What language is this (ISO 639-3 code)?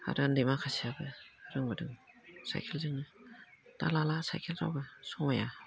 brx